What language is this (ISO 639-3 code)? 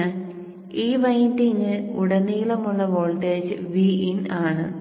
mal